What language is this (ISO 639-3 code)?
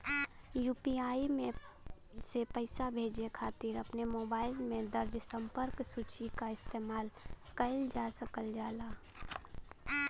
bho